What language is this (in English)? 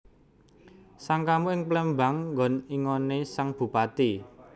Javanese